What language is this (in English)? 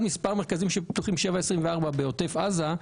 Hebrew